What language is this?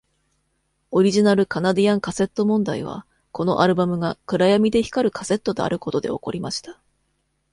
Japanese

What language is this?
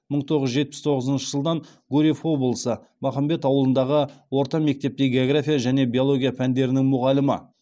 Kazakh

